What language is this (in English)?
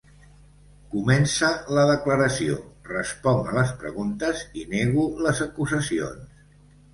Catalan